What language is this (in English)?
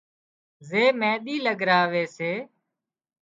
Wadiyara Koli